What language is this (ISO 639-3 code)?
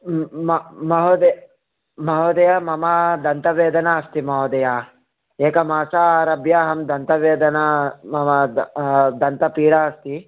san